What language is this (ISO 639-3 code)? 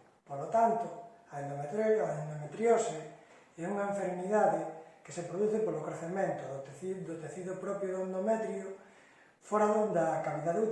glg